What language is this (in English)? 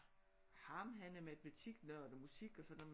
Danish